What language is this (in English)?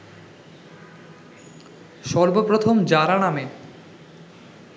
Bangla